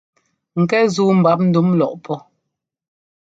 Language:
Ngomba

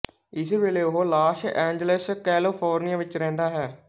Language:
Punjabi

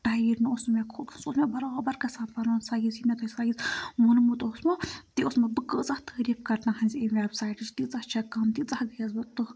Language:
Kashmiri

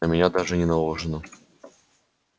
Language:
Russian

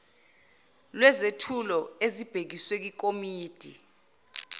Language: Zulu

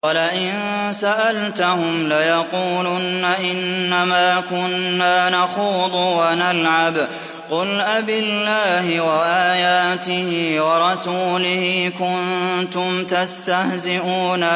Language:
Arabic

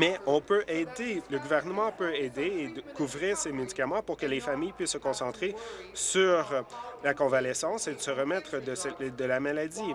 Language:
French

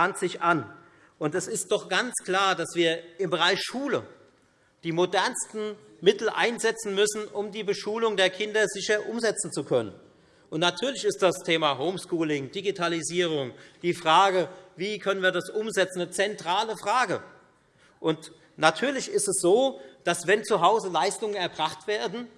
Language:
German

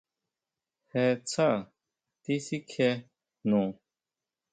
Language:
Huautla Mazatec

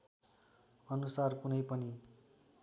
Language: Nepali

